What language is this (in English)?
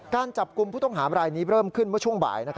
Thai